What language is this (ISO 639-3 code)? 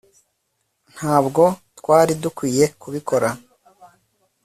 kin